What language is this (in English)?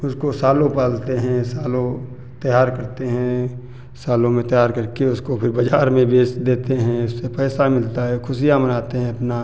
Hindi